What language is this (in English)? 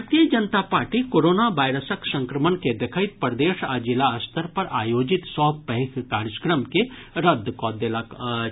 Maithili